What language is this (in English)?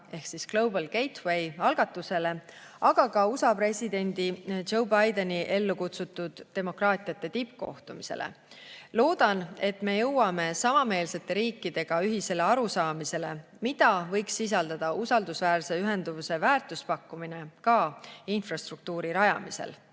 Estonian